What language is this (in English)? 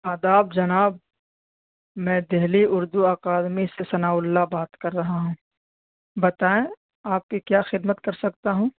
Urdu